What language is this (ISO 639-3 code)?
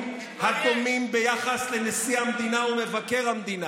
heb